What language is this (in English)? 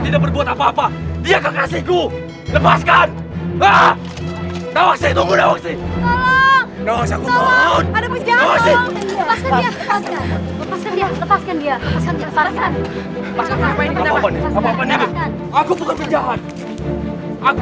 Indonesian